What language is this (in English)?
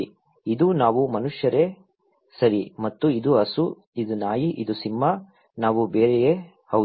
Kannada